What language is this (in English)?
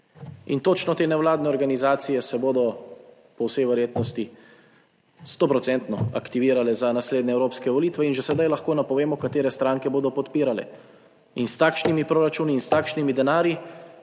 Slovenian